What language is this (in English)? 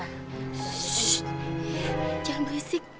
Indonesian